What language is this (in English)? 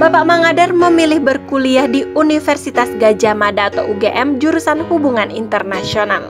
Indonesian